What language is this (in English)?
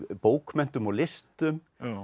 Icelandic